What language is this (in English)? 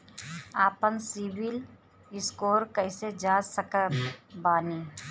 Bhojpuri